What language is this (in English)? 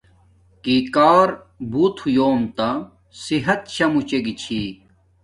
Domaaki